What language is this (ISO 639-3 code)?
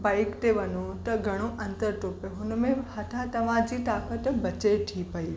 snd